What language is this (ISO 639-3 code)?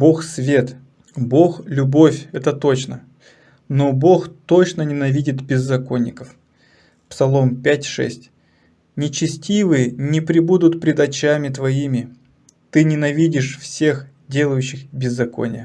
rus